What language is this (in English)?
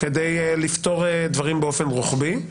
Hebrew